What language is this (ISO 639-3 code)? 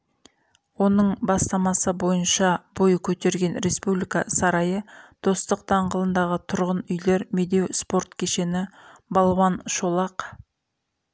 kaz